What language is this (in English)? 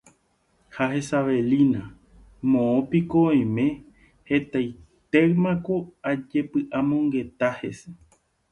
Guarani